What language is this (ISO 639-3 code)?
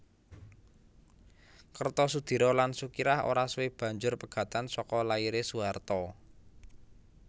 jav